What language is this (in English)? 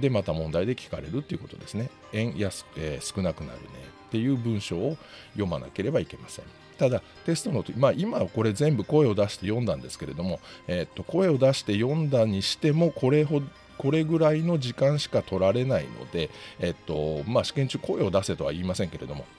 Japanese